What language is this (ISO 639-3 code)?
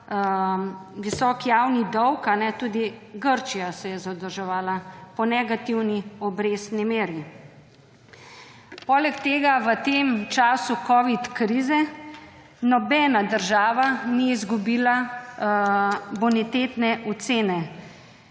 slv